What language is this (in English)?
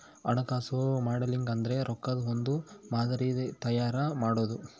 Kannada